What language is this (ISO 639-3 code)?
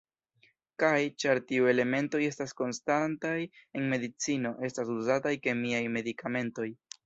epo